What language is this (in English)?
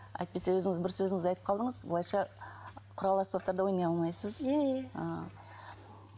Kazakh